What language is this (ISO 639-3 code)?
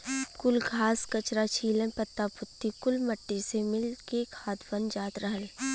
bho